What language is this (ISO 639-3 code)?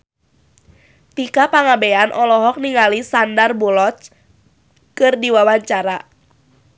sun